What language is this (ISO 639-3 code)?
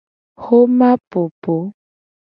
gej